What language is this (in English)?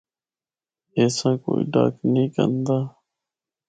Northern Hindko